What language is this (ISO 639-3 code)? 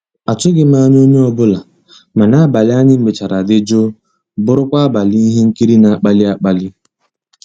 ibo